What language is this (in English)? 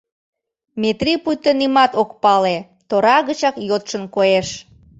Mari